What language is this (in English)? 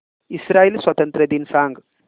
Marathi